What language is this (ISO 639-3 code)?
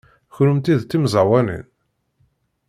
kab